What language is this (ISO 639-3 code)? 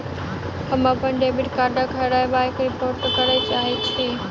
mai